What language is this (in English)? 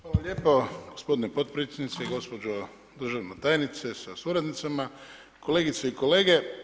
Croatian